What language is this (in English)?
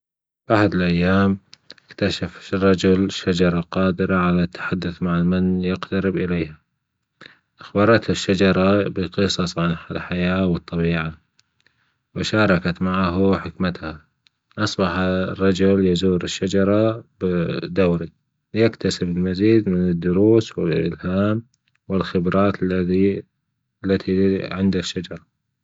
Gulf Arabic